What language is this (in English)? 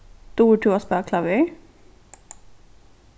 Faroese